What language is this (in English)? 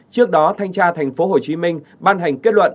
Vietnamese